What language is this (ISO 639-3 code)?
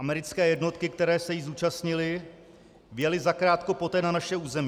ces